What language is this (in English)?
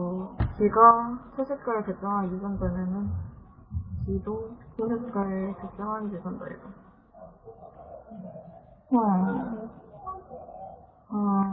Korean